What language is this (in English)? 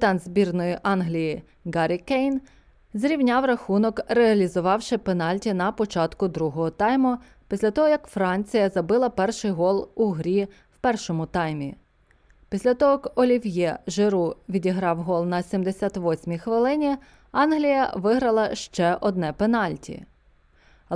Ukrainian